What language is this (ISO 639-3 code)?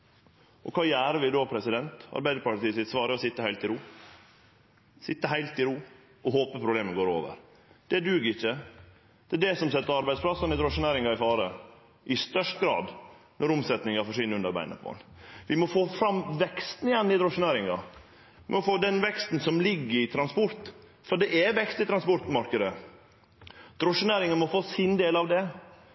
nno